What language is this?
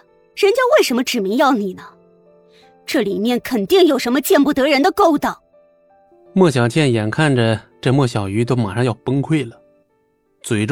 Chinese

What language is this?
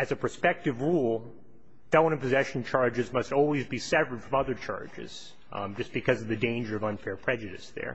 English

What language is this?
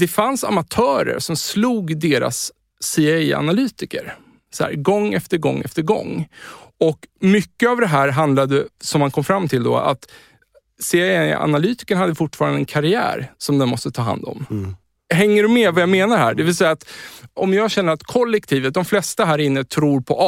Swedish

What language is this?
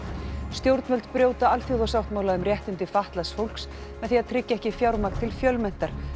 Icelandic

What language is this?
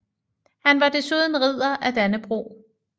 Danish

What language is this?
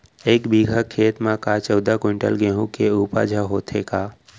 Chhattisgarhi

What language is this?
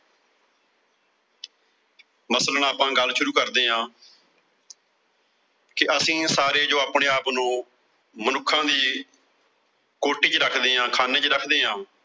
Punjabi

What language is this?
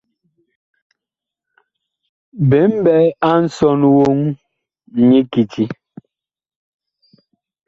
Bakoko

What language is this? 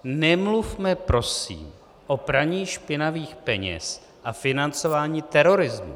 Czech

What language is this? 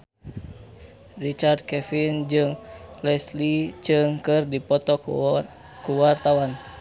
Sundanese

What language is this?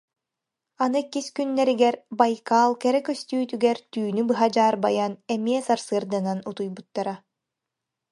Yakut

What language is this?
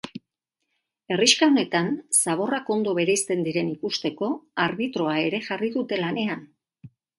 Basque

